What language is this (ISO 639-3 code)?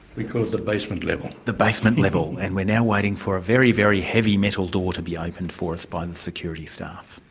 eng